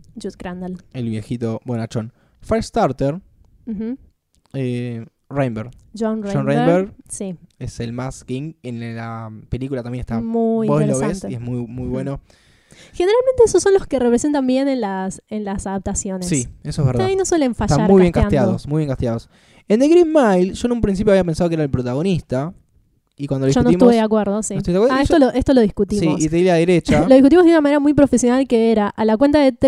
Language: Spanish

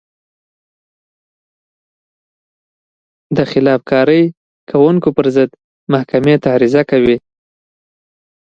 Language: Pashto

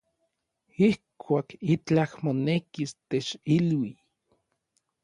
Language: Orizaba Nahuatl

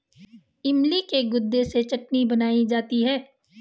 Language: Hindi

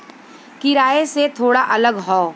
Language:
Bhojpuri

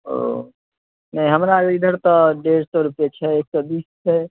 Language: Maithili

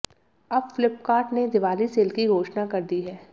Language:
Hindi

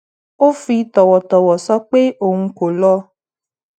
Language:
Yoruba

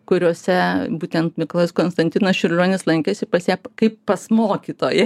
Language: Lithuanian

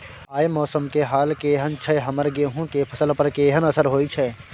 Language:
Maithili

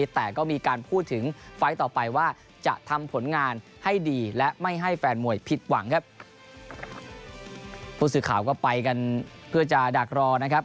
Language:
Thai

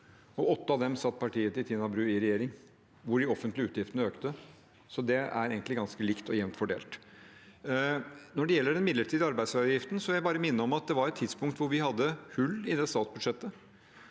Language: Norwegian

